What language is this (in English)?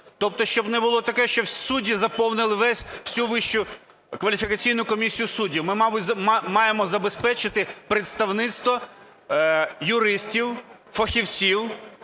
Ukrainian